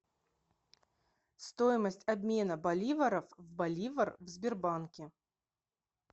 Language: Russian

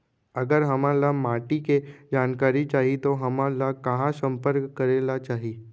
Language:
Chhattisgarhi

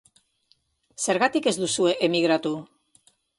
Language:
Basque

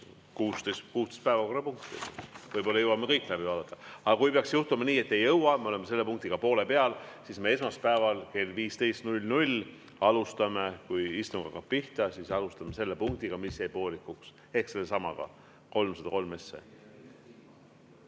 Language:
Estonian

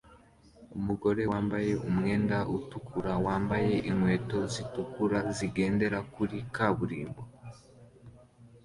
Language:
Kinyarwanda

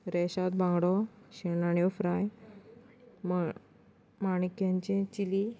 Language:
Konkani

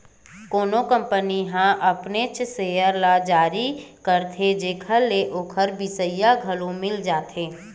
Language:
Chhattisgarhi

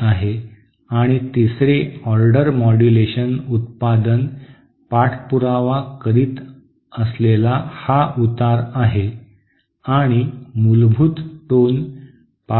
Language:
Marathi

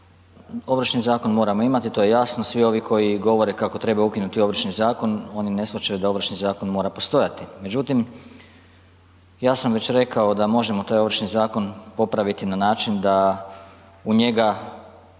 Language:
Croatian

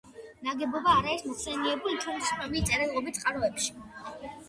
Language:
Georgian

